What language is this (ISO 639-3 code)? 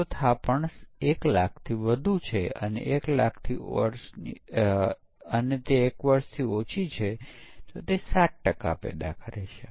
guj